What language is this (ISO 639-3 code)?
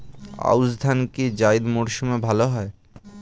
ben